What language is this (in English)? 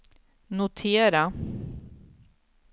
Swedish